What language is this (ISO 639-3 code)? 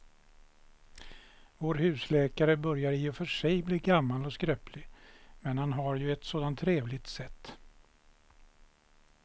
swe